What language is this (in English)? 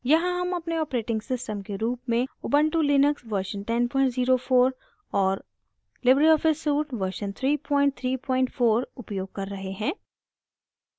Hindi